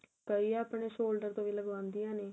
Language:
Punjabi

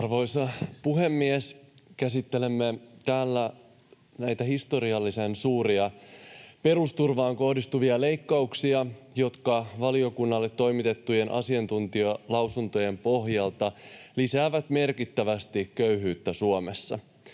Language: Finnish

